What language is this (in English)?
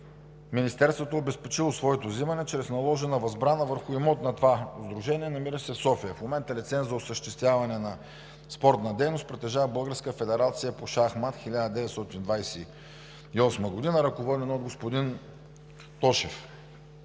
Bulgarian